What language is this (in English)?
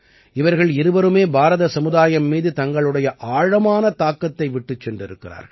Tamil